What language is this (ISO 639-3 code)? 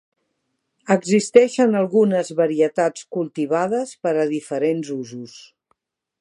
cat